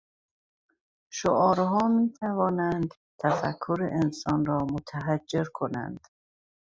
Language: Persian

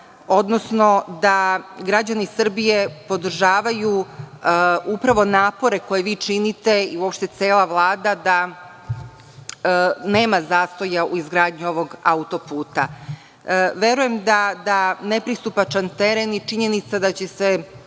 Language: Serbian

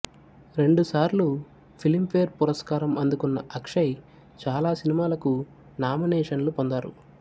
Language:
Telugu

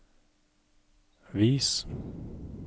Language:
Norwegian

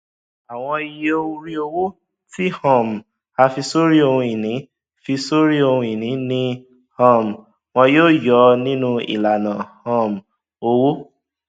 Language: Yoruba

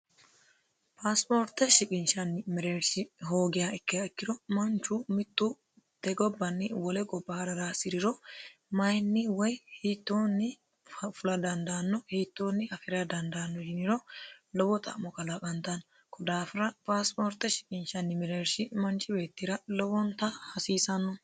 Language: Sidamo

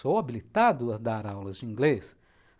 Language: Portuguese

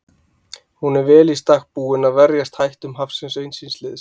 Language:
Icelandic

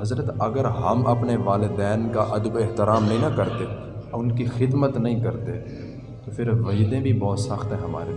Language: Urdu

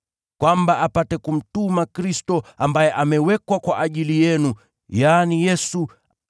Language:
Swahili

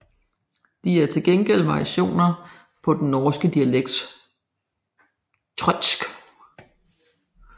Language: Danish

